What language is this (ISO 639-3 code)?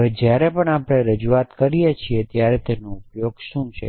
guj